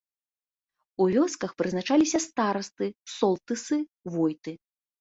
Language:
Belarusian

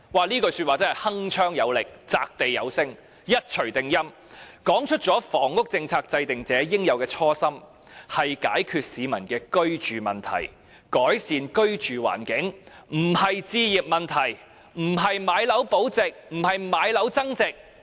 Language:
Cantonese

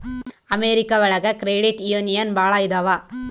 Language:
Kannada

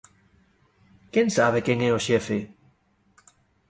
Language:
Galician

